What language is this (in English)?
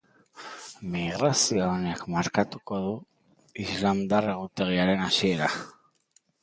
Basque